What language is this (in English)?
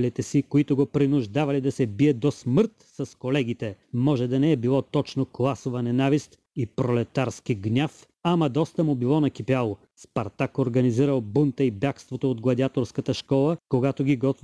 Bulgarian